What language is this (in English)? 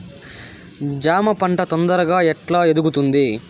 Telugu